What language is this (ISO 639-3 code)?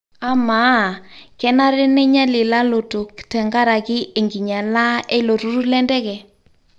mas